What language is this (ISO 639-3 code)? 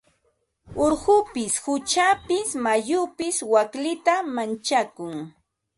qva